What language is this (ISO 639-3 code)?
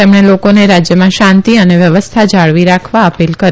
guj